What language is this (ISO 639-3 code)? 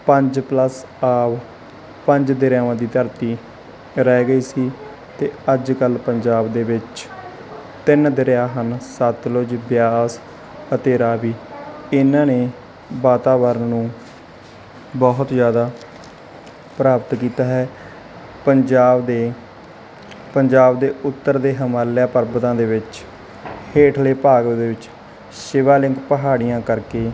pan